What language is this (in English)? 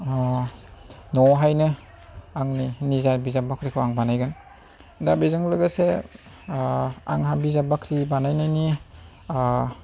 Bodo